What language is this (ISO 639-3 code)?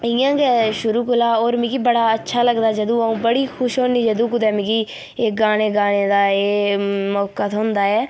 doi